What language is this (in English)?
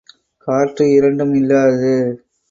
Tamil